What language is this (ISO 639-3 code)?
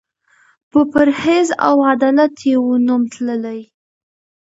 pus